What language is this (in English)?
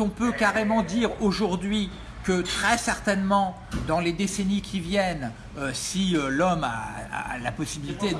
French